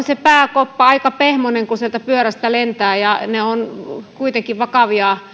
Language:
Finnish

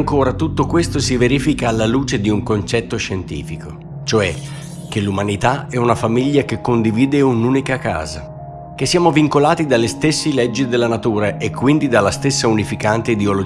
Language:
Italian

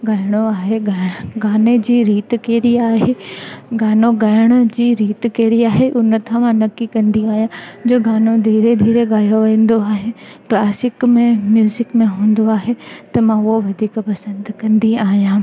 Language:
Sindhi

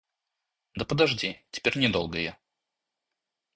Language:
Russian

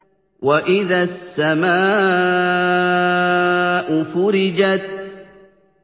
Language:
Arabic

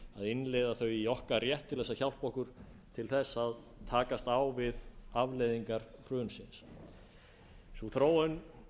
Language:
Icelandic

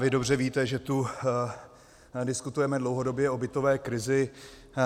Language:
Czech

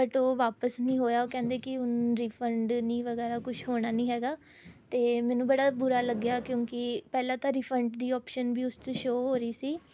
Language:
Punjabi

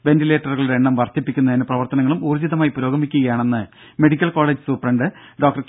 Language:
Malayalam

